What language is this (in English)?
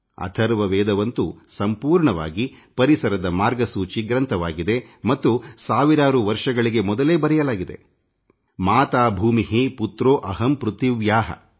Kannada